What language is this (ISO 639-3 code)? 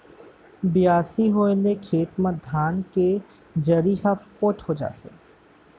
hne